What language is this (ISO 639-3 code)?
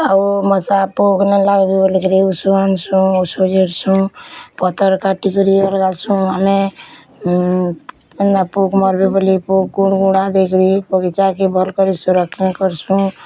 ori